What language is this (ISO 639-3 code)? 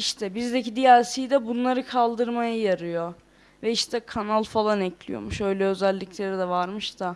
tur